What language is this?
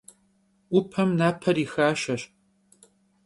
Kabardian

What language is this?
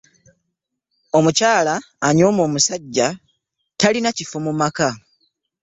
Ganda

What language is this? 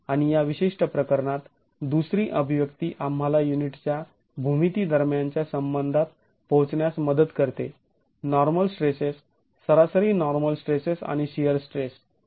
Marathi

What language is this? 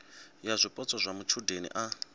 Venda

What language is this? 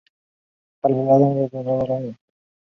Chinese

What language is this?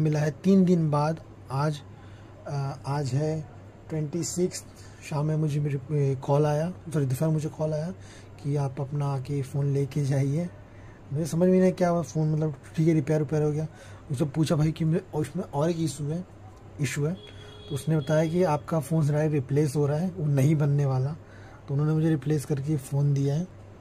Hindi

